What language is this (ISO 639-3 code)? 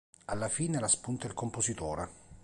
ita